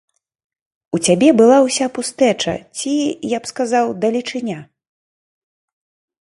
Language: Belarusian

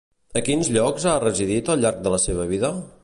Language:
Catalan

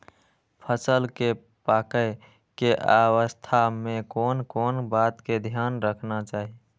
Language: Maithili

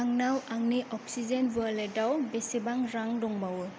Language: Bodo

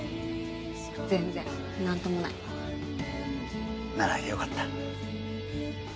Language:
Japanese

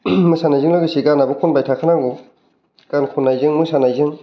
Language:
Bodo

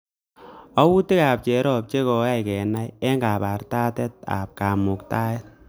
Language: Kalenjin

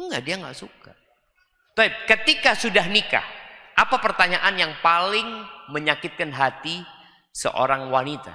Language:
Indonesian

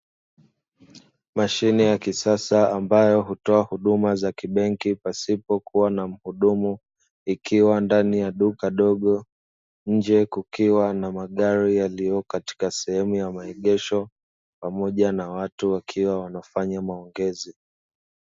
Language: Swahili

